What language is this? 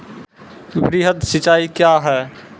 Maithili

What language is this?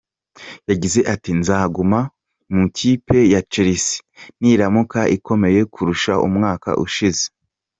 Kinyarwanda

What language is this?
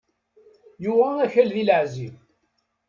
Kabyle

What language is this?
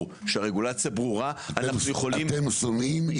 Hebrew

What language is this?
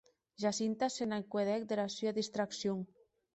Occitan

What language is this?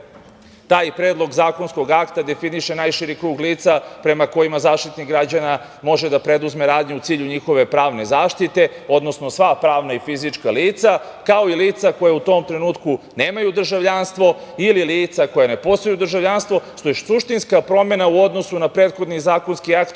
Serbian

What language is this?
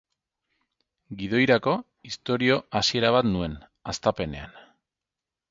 Basque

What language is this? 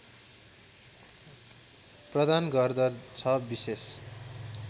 Nepali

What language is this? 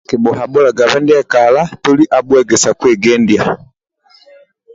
Amba (Uganda)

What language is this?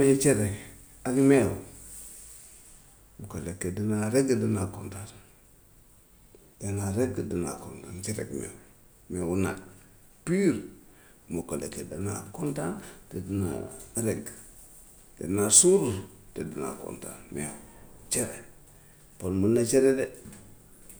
Gambian Wolof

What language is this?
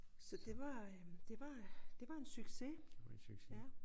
Danish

